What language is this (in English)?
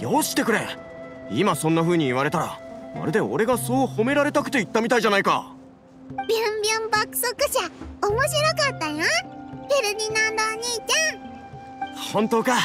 Japanese